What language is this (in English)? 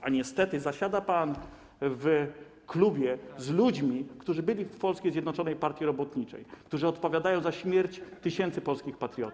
Polish